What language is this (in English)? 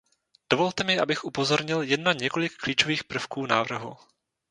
Czech